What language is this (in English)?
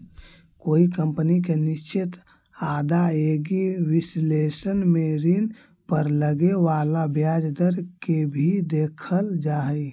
Magahi